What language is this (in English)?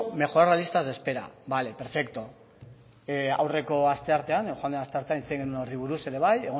Basque